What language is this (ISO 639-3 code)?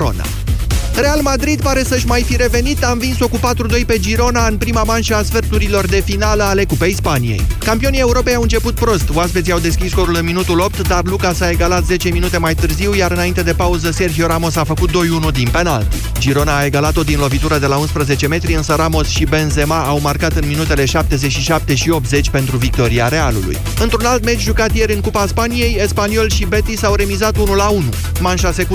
ron